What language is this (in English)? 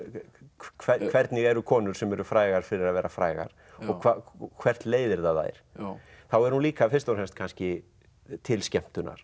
Icelandic